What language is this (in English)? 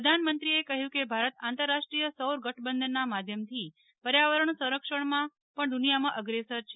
Gujarati